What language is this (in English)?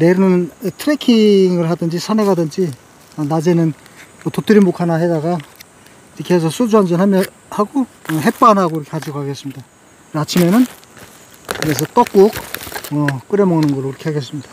Korean